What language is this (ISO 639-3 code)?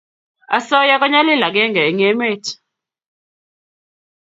kln